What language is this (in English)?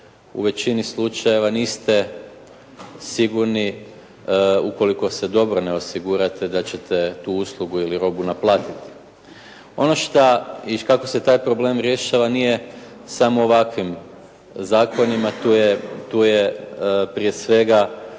Croatian